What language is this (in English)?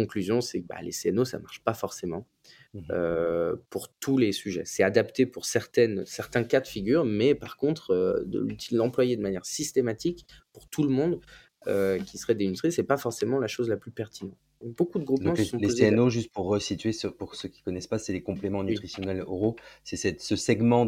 French